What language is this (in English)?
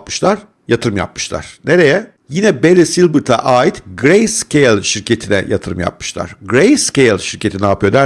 Turkish